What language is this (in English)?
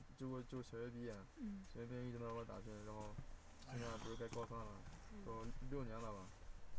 Chinese